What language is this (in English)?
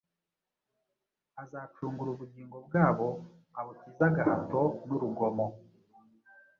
Kinyarwanda